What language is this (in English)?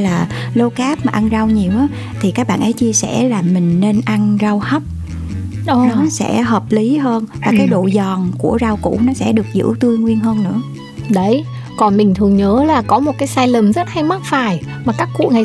Vietnamese